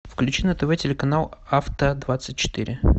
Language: Russian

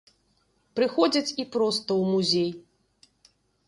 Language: Belarusian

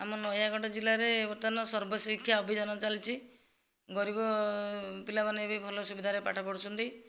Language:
Odia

